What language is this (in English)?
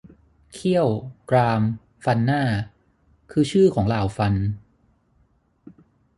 Thai